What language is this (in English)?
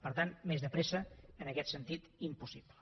Catalan